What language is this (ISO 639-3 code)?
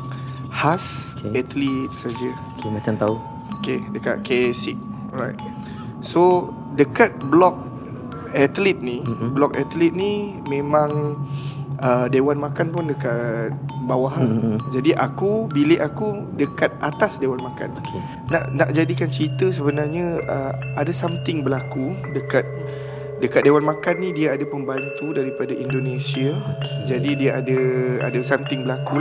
msa